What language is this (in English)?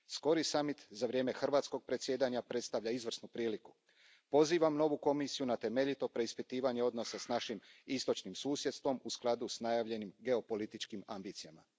Croatian